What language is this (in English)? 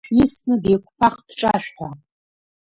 Abkhazian